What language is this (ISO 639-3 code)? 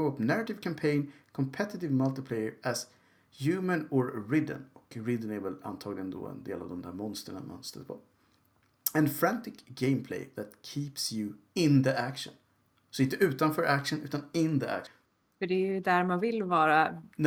swe